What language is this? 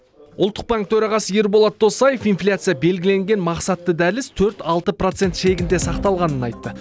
Kazakh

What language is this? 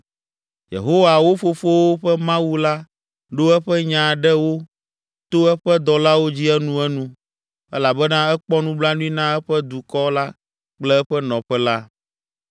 Ewe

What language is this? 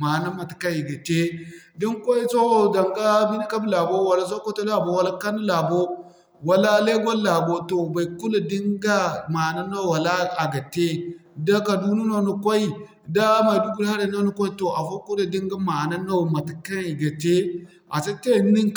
Zarma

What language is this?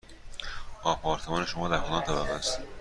Persian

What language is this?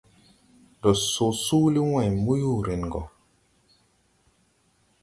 Tupuri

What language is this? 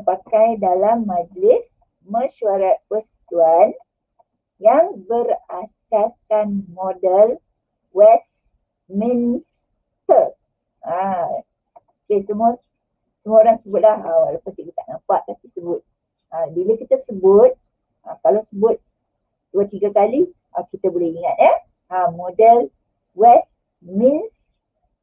Malay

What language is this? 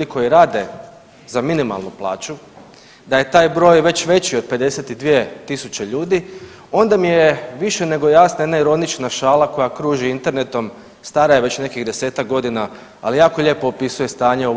Croatian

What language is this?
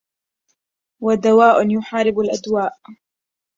Arabic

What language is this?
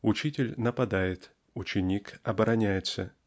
Russian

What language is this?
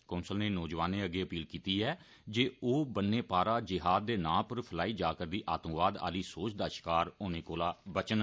Dogri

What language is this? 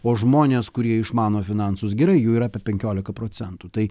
Lithuanian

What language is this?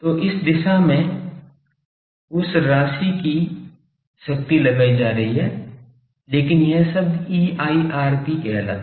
Hindi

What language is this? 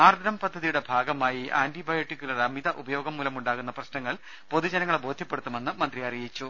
Malayalam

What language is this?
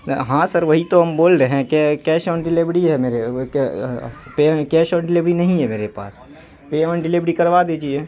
Urdu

